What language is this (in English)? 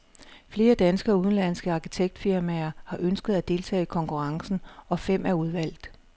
Danish